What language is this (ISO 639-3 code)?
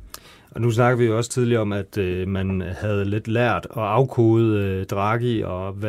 dan